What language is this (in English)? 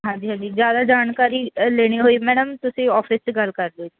Punjabi